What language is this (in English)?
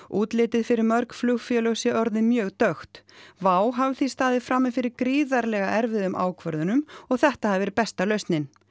Icelandic